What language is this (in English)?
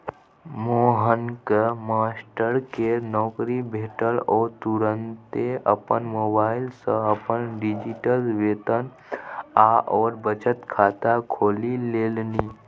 Maithili